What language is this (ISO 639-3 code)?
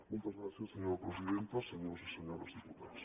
cat